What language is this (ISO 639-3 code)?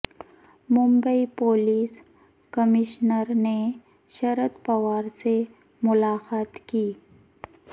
urd